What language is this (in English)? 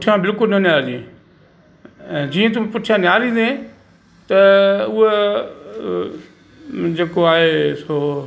Sindhi